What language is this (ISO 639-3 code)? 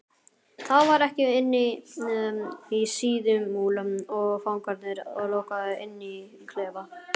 isl